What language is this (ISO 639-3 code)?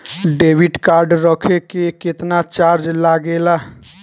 bho